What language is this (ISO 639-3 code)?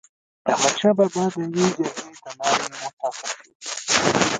pus